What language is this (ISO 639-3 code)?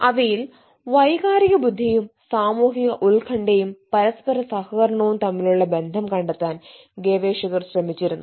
mal